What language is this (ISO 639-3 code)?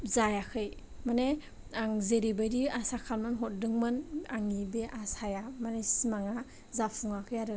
brx